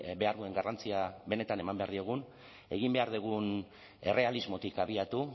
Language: Basque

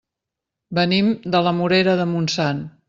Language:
Catalan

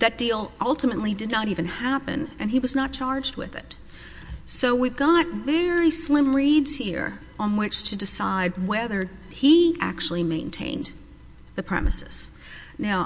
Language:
English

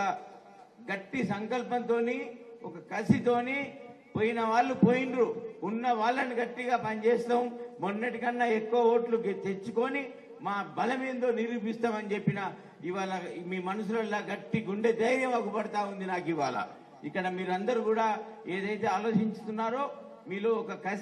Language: Telugu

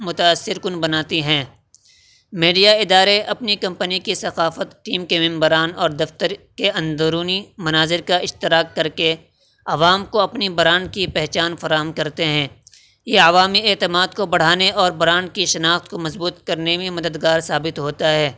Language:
Urdu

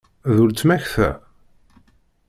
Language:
Kabyle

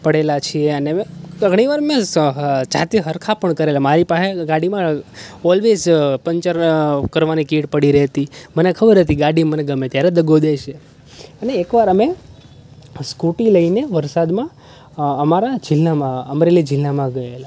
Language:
Gujarati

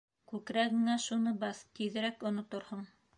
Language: Bashkir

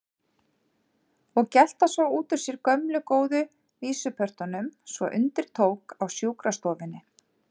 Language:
Icelandic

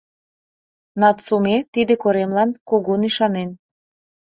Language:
Mari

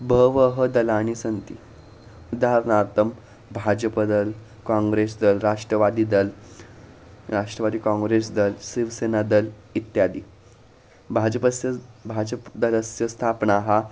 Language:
Sanskrit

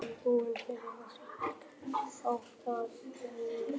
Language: Icelandic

